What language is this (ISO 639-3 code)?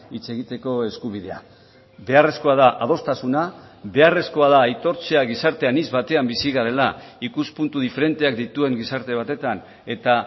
eus